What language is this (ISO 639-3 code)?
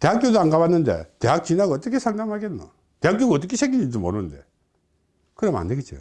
kor